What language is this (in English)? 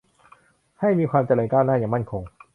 Thai